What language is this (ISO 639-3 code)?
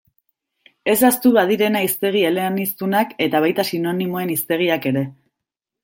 eus